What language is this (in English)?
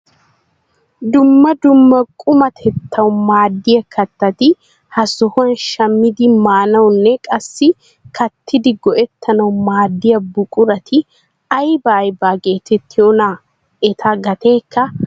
Wolaytta